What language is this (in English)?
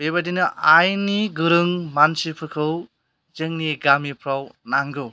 Bodo